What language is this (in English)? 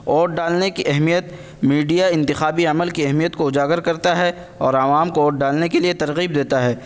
Urdu